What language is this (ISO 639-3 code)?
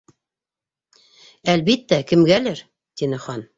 bak